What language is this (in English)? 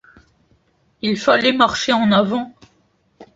French